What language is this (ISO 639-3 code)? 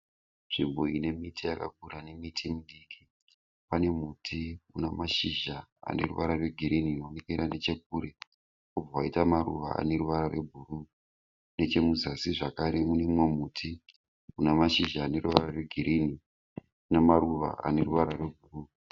sna